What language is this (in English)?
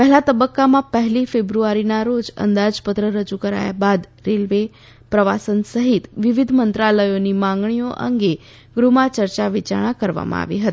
Gujarati